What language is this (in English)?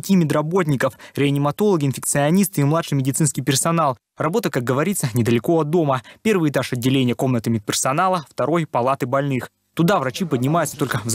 Russian